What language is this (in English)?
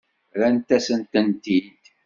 Kabyle